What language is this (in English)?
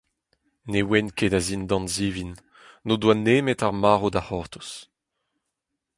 Breton